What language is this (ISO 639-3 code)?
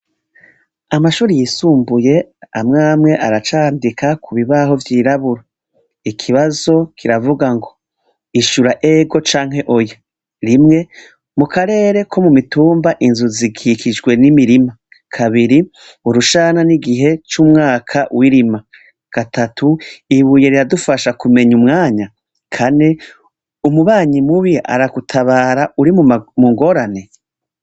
run